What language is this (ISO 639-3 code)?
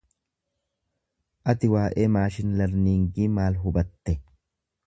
orm